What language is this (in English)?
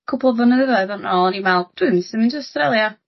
Welsh